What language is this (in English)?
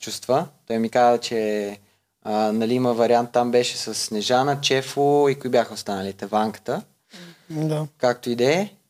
Bulgarian